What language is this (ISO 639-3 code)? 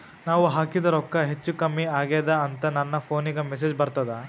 kan